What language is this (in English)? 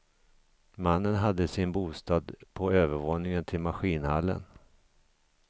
Swedish